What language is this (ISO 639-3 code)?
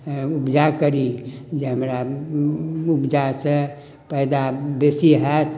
mai